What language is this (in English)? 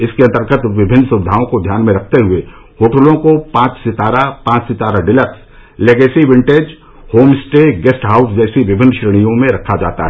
Hindi